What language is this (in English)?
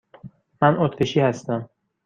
Persian